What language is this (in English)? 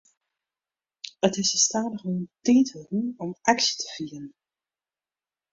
Western Frisian